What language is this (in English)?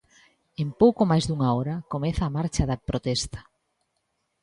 Galician